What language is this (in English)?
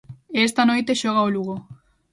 Galician